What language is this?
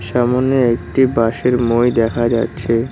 Bangla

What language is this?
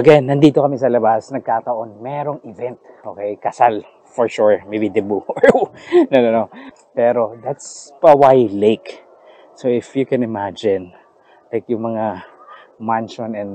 Filipino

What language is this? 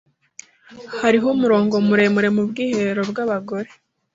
Kinyarwanda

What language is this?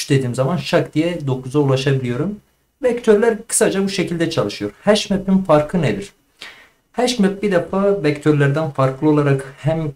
Turkish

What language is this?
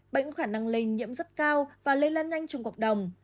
Vietnamese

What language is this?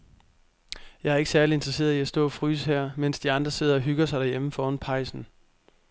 Danish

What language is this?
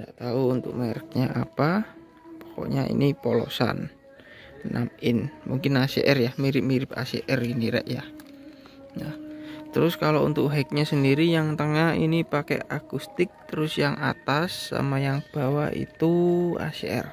Indonesian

